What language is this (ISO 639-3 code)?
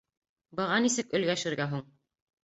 bak